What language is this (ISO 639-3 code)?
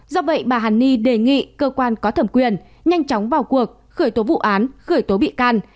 vie